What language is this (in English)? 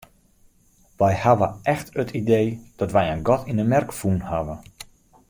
Western Frisian